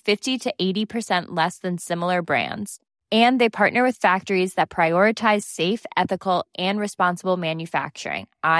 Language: Swedish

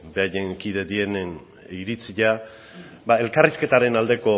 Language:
Basque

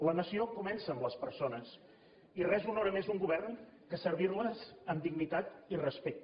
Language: Catalan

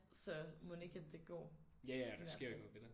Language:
Danish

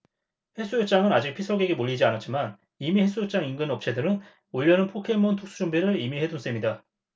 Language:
Korean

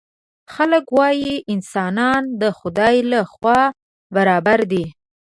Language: Pashto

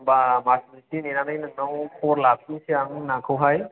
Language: Bodo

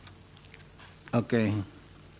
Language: Indonesian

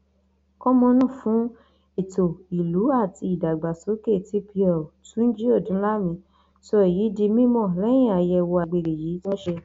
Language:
Yoruba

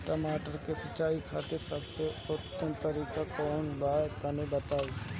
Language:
Bhojpuri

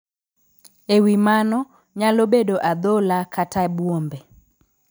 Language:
Luo (Kenya and Tanzania)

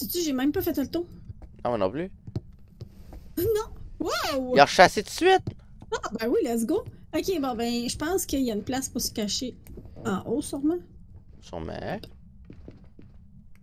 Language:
French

